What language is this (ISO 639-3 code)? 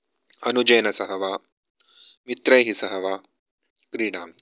san